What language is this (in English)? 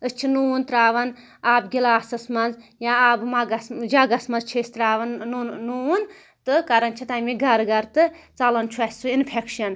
Kashmiri